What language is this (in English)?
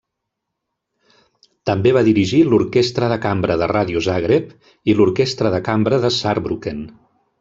Catalan